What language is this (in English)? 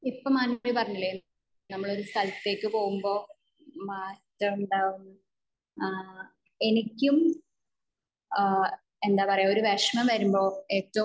Malayalam